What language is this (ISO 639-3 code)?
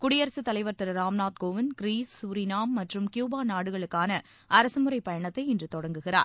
tam